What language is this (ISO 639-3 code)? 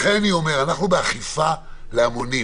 heb